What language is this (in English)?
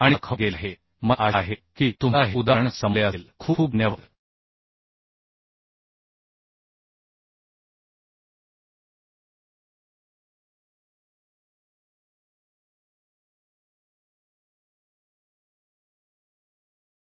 Marathi